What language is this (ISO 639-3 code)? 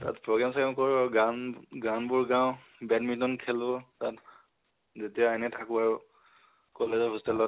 asm